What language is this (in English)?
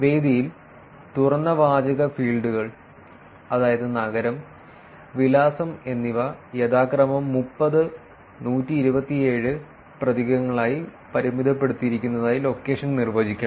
Malayalam